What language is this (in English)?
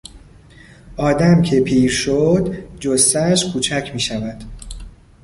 Persian